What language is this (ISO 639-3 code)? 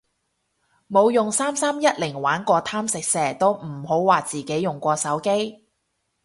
yue